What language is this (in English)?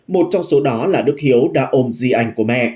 Vietnamese